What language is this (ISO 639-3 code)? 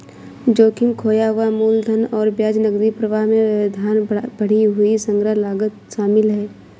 hin